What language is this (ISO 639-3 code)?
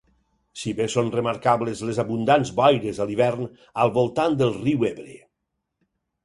cat